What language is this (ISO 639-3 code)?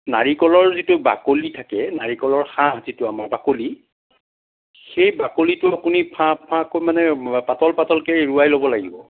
asm